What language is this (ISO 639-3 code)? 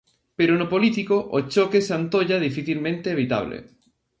glg